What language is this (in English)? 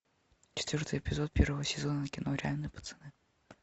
Russian